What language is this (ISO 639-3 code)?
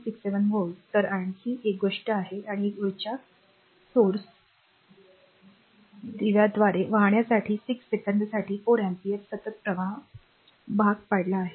mar